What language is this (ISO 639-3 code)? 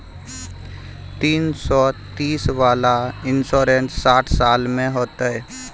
mai